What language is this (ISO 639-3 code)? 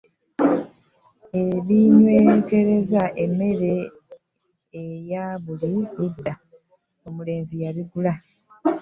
lug